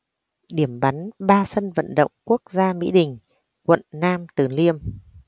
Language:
Vietnamese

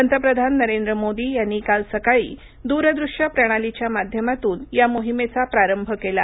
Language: Marathi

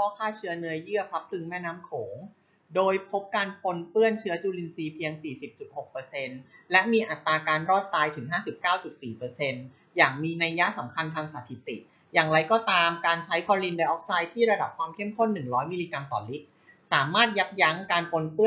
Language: Thai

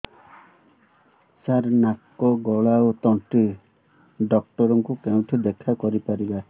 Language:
Odia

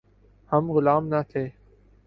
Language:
Urdu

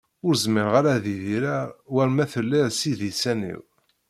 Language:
Kabyle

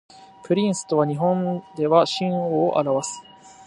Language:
Japanese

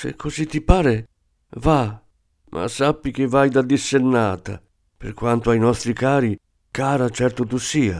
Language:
Italian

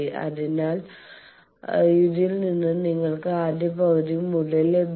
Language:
Malayalam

